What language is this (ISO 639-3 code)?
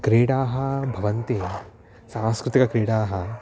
san